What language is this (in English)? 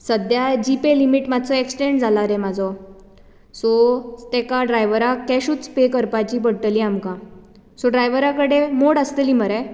Konkani